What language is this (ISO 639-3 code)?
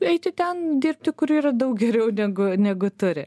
lit